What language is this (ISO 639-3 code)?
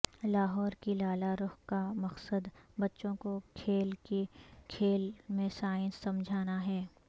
urd